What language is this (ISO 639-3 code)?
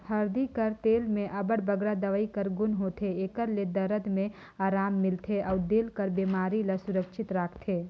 hne